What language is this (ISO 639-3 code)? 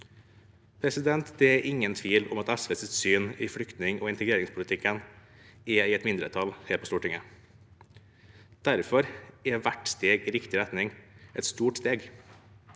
nor